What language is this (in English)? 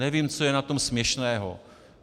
Czech